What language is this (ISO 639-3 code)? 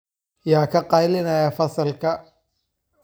som